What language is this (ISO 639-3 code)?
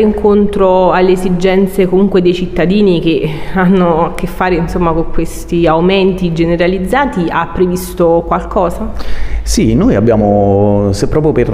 ita